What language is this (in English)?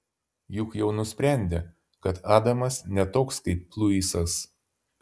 Lithuanian